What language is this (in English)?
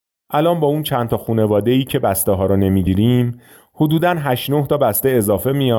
Persian